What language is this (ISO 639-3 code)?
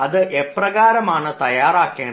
mal